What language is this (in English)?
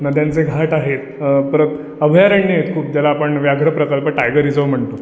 Marathi